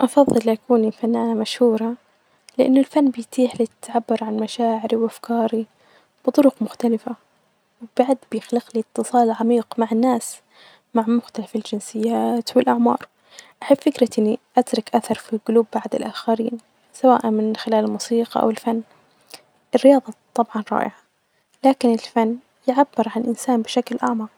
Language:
Najdi Arabic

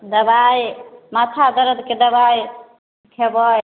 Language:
Maithili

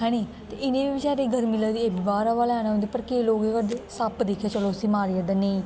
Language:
Dogri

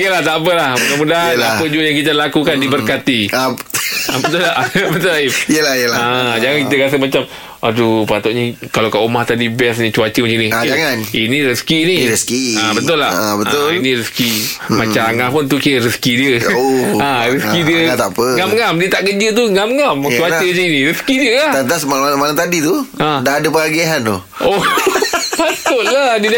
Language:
Malay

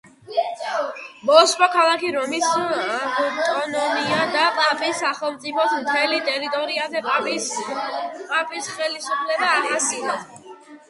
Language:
Georgian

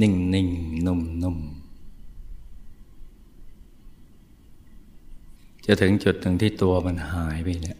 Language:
Thai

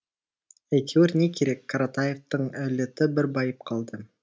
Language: Kazakh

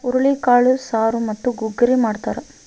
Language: Kannada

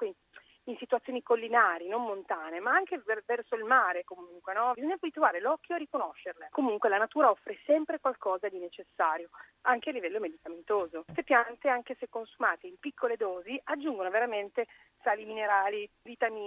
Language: Italian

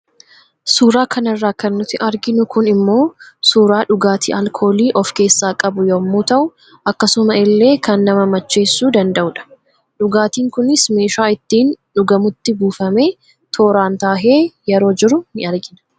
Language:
Oromo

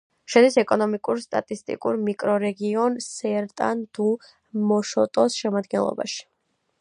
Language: Georgian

